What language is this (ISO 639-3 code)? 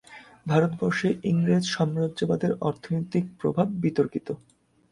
ben